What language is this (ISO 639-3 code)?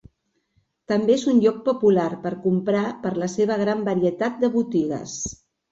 cat